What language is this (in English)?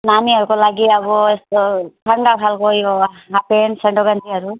Nepali